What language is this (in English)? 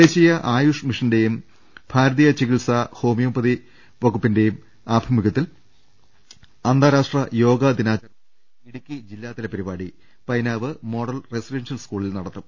Malayalam